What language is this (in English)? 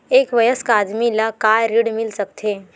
Chhattisgarhi